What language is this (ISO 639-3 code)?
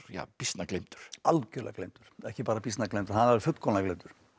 isl